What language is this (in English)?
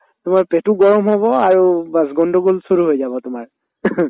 Assamese